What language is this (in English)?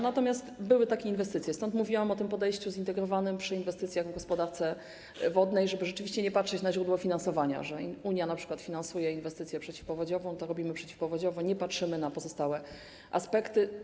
Polish